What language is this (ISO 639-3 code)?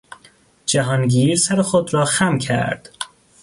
fas